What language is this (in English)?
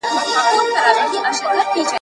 Pashto